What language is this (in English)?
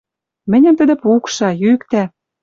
Western Mari